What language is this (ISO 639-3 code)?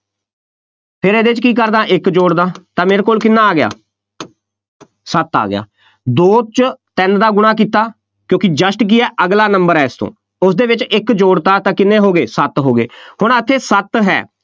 pan